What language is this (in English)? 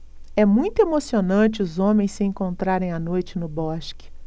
Portuguese